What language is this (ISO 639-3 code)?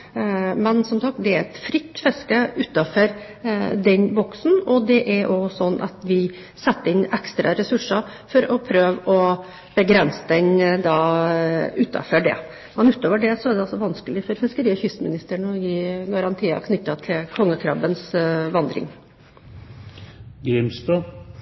nob